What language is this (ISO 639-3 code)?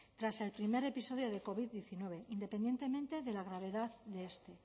spa